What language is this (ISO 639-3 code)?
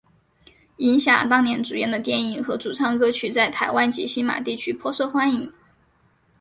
zho